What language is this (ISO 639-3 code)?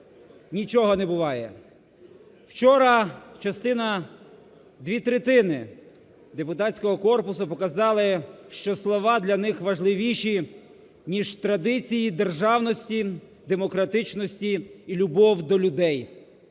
ukr